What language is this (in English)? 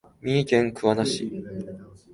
Japanese